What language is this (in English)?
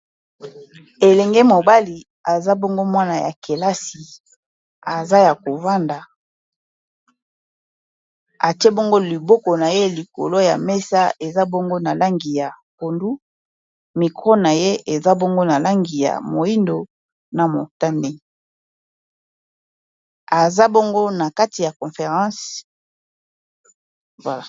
Lingala